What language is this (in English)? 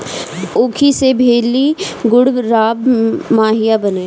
Bhojpuri